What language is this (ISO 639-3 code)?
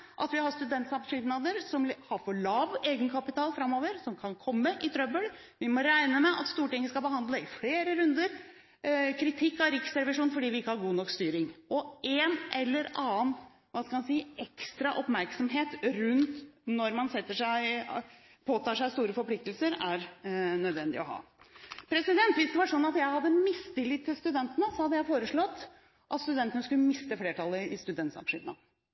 nob